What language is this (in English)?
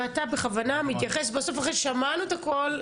Hebrew